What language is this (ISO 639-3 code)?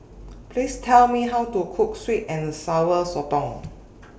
eng